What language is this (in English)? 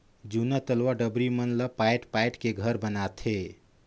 Chhattisgarhi